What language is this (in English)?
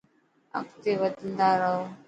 Dhatki